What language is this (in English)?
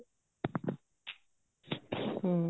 Punjabi